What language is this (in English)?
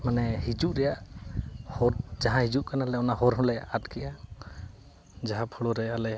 Santali